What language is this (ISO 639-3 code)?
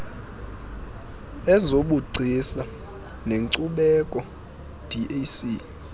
xho